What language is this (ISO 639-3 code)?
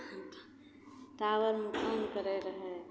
mai